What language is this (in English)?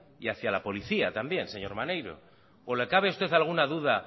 Spanish